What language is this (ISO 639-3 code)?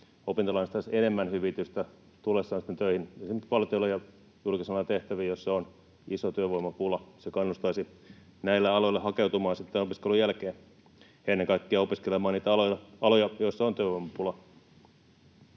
fin